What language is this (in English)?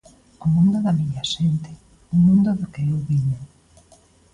Galician